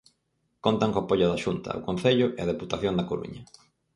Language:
Galician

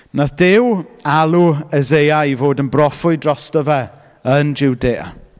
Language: Welsh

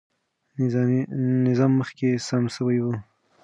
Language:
Pashto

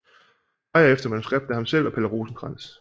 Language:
Danish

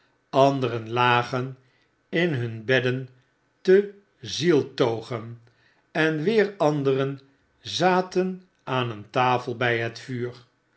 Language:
Dutch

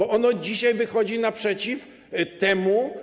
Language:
Polish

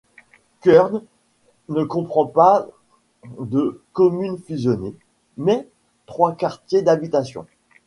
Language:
French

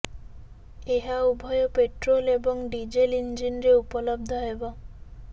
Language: Odia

